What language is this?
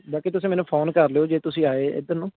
Punjabi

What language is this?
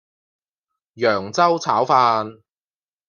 Cantonese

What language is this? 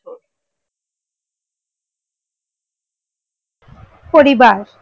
Bangla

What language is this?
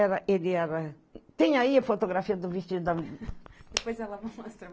Portuguese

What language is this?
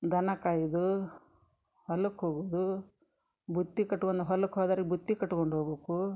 Kannada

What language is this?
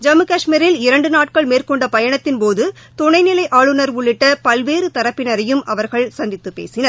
Tamil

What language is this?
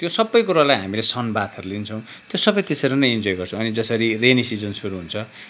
Nepali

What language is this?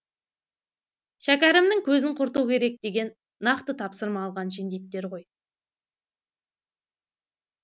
Kazakh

